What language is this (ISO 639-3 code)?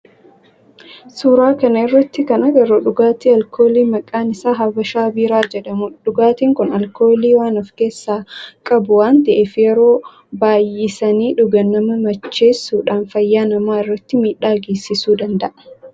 orm